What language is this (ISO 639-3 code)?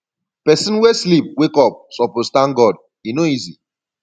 pcm